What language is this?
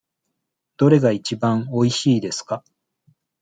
Japanese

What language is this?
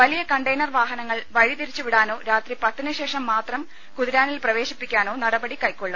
Malayalam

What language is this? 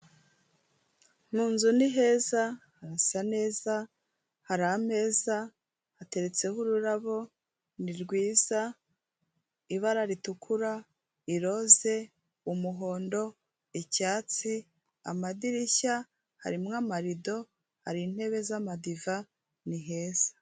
Kinyarwanda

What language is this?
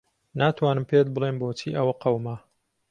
Central Kurdish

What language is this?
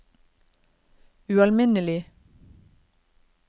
Norwegian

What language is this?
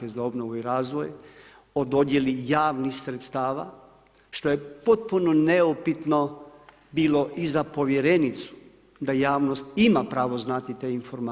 Croatian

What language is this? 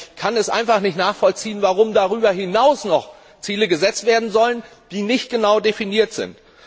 German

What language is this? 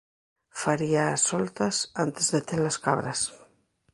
Galician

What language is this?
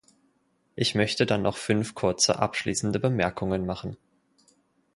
German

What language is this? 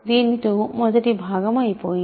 Telugu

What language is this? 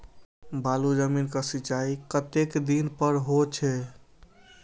Maithili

